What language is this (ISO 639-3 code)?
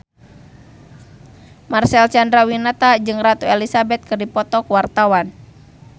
sun